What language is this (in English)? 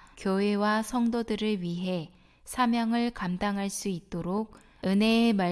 Korean